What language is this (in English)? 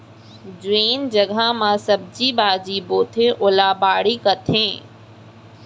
Chhattisgarhi